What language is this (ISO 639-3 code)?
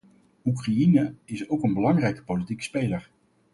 nld